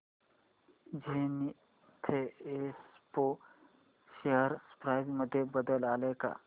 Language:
Marathi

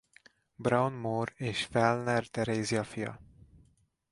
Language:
Hungarian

